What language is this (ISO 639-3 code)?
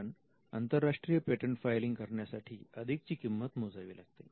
mar